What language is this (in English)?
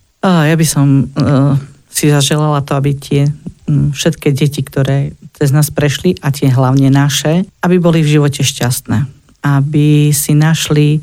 Slovak